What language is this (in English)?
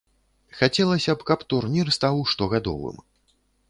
Belarusian